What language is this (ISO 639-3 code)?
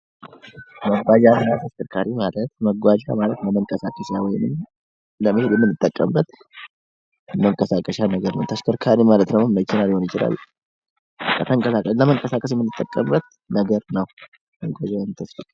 amh